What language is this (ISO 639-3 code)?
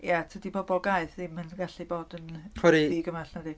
cym